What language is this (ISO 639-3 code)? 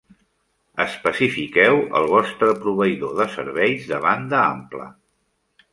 cat